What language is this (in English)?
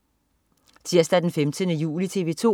Danish